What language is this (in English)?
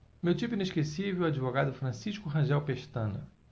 Portuguese